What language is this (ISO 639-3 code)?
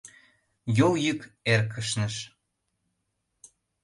chm